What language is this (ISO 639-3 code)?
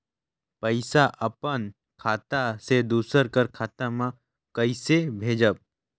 hne